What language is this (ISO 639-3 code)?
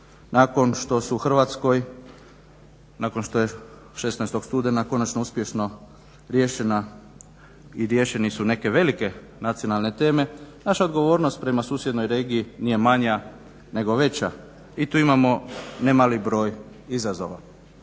hrv